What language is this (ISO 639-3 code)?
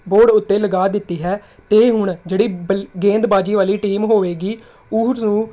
pan